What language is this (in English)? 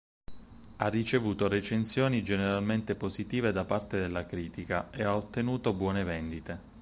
Italian